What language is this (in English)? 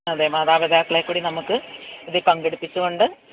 Malayalam